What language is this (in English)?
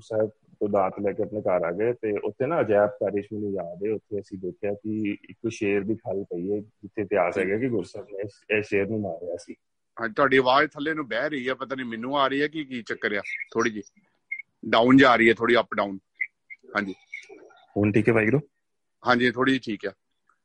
Punjabi